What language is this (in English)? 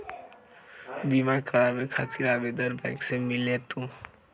Magahi